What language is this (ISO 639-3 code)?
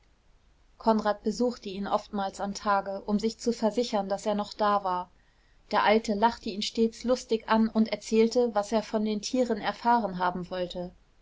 deu